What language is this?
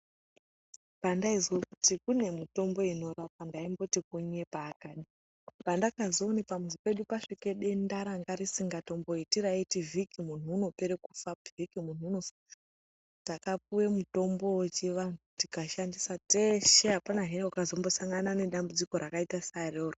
Ndau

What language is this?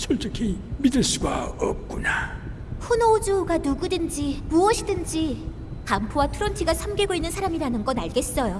Korean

